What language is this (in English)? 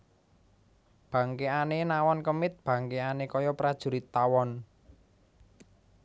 Javanese